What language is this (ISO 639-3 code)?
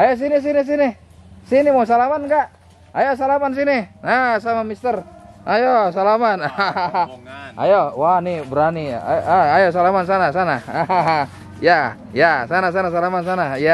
ind